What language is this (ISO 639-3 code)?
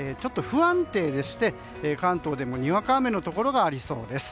jpn